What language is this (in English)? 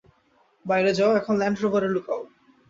Bangla